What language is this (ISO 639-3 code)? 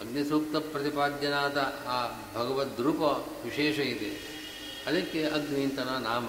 kan